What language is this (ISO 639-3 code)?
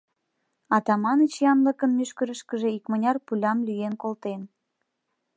chm